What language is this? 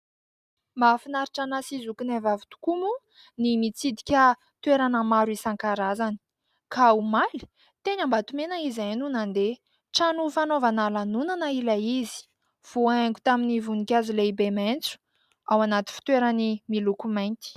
Malagasy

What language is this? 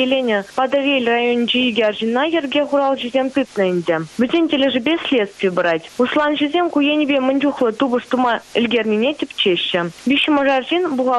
Russian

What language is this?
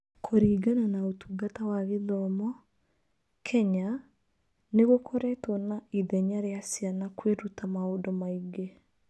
Kikuyu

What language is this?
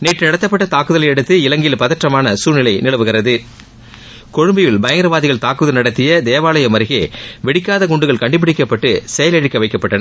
Tamil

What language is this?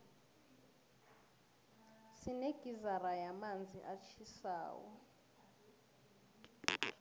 South Ndebele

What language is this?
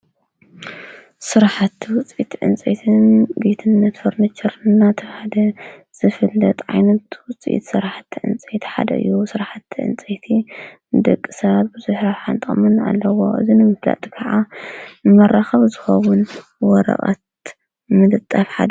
Tigrinya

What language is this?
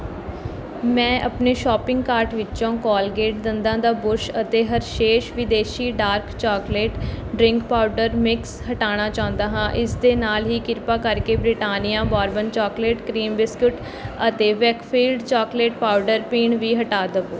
Punjabi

